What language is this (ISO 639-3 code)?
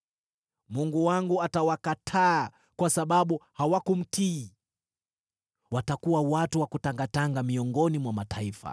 swa